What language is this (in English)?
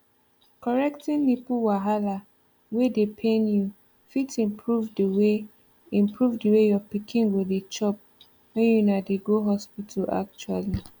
Nigerian Pidgin